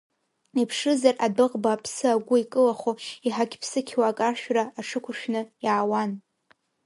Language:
Abkhazian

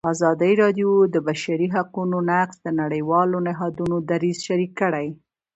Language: Pashto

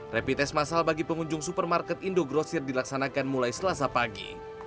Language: Indonesian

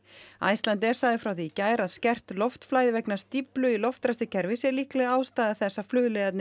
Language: Icelandic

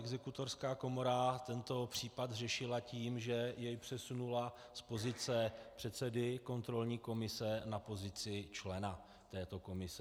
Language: Czech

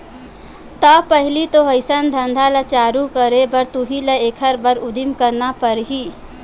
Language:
Chhattisgarhi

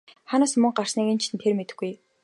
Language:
Mongolian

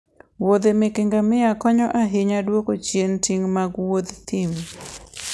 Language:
Luo (Kenya and Tanzania)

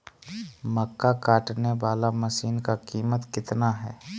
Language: Magahi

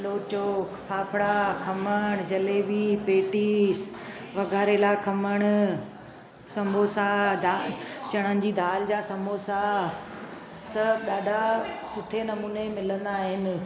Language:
Sindhi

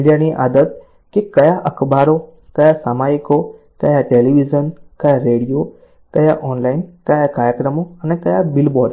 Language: Gujarati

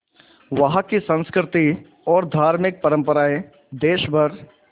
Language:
Hindi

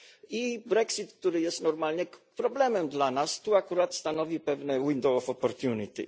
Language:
Polish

